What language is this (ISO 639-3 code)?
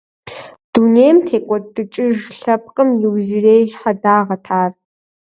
kbd